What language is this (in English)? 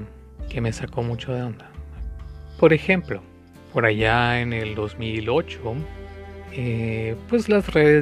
Spanish